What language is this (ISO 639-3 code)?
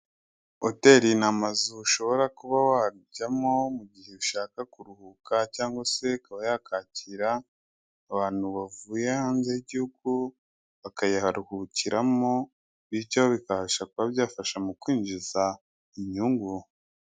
kin